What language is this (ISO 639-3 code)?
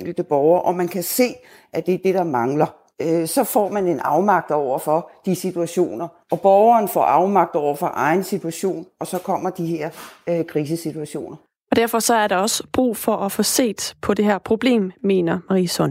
dan